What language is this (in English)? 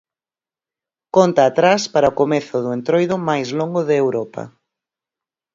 Galician